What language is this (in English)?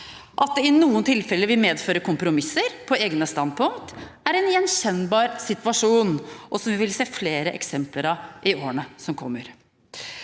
Norwegian